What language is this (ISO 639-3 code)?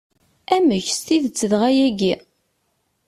kab